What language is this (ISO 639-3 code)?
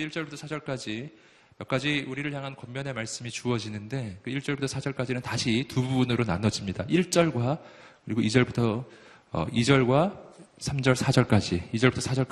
kor